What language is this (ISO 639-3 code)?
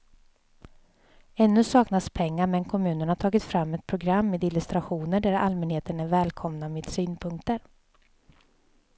swe